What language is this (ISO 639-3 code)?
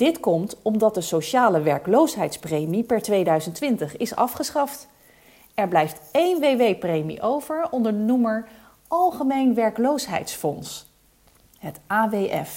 nld